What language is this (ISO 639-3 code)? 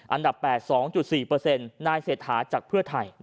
tha